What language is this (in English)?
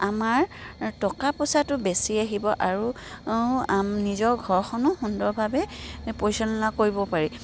Assamese